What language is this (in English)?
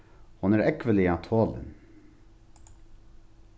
Faroese